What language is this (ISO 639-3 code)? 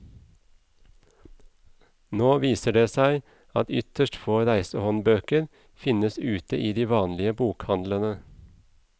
nor